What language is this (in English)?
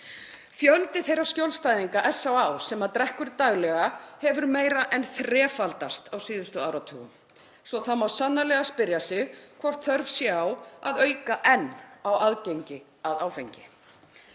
Icelandic